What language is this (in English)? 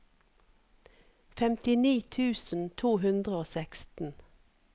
Norwegian